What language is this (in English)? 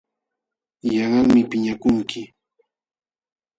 Jauja Wanca Quechua